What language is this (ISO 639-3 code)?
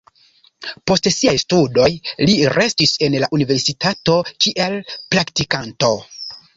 epo